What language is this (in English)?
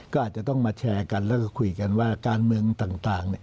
Thai